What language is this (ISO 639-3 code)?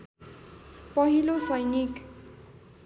nep